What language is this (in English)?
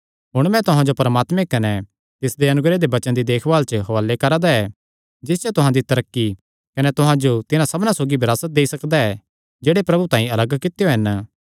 Kangri